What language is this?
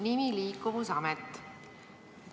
Estonian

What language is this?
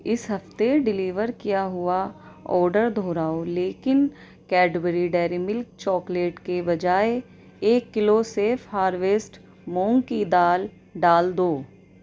Urdu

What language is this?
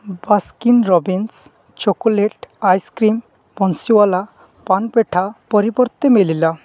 Odia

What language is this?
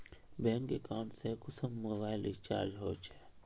Magahi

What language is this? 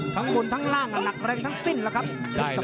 Thai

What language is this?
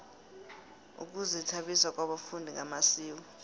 South Ndebele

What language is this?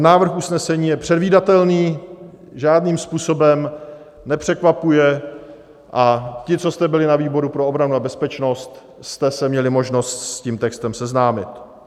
Czech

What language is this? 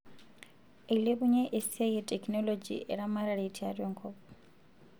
Masai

